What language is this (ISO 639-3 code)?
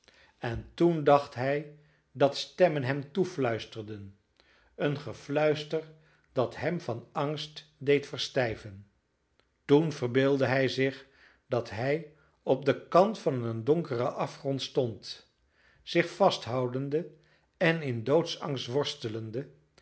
nld